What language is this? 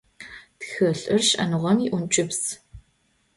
Adyghe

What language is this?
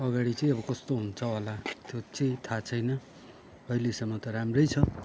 Nepali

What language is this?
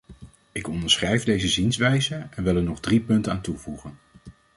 Dutch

